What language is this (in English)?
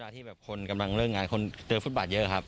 Thai